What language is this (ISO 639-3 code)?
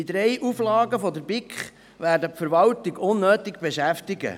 gsw